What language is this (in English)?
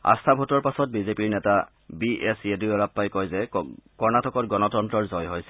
Assamese